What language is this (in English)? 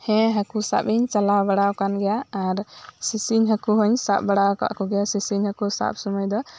Santali